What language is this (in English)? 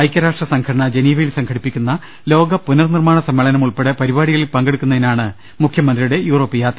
Malayalam